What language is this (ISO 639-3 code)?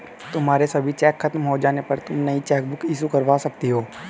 hin